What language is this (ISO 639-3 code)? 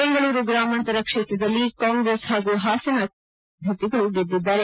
kan